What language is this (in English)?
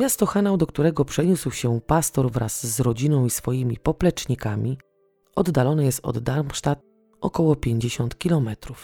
Polish